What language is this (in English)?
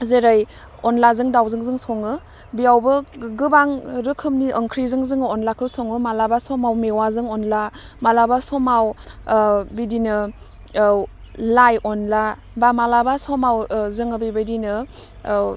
Bodo